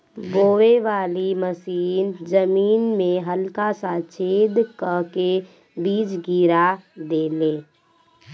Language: Bhojpuri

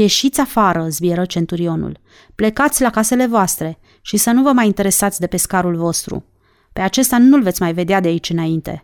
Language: Romanian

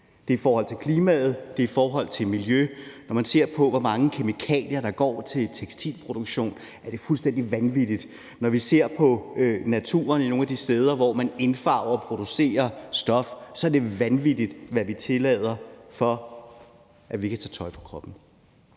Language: Danish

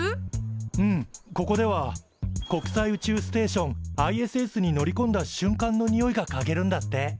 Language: Japanese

